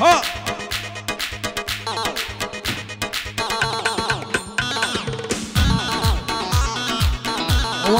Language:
Arabic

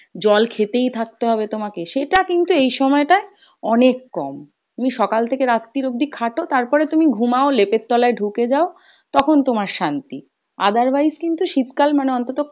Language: Bangla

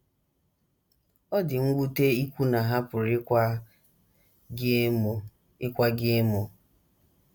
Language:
Igbo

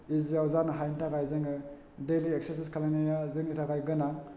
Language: Bodo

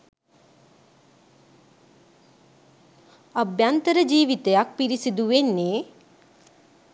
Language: Sinhala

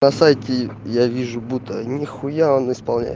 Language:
Russian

